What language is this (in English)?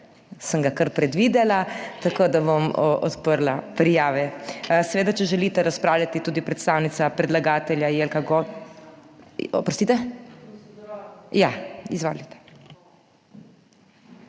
Slovenian